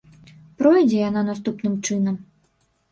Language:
Belarusian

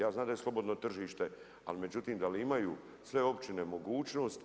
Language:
Croatian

